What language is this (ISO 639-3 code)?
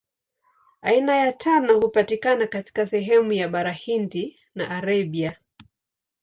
swa